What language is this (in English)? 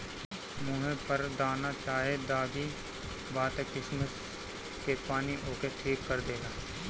Bhojpuri